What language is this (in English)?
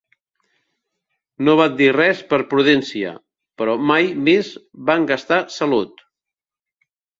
Catalan